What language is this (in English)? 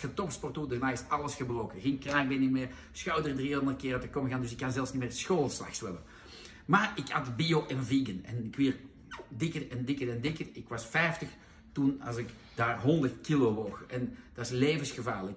Dutch